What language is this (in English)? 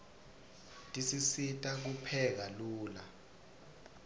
Swati